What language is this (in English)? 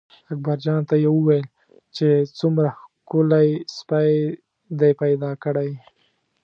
Pashto